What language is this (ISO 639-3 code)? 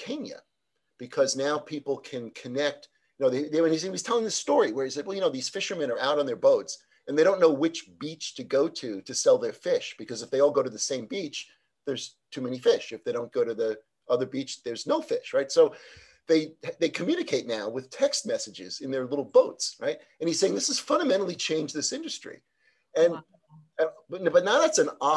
eng